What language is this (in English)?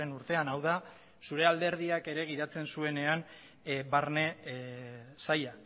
Basque